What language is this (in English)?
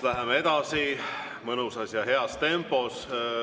Estonian